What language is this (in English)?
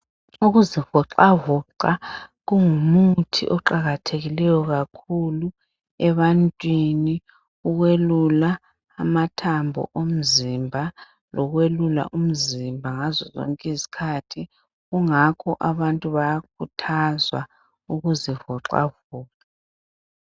North Ndebele